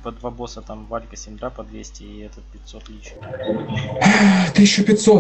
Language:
Russian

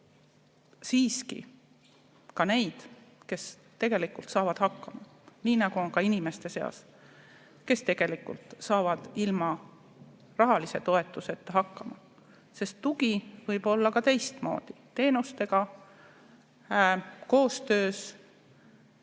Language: Estonian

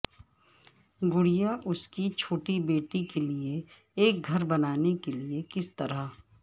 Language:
Urdu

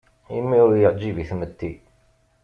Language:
Kabyle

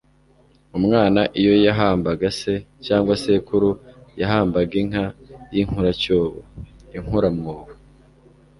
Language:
Kinyarwanda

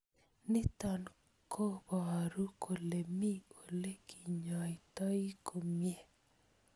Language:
Kalenjin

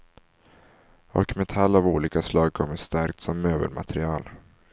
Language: Swedish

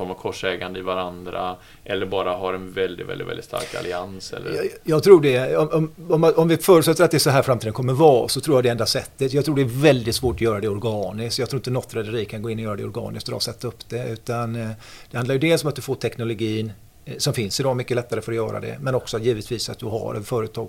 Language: Swedish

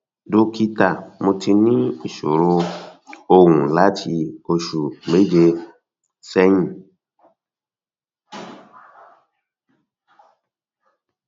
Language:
Yoruba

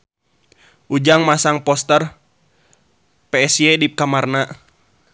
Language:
Sundanese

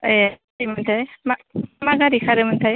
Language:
Bodo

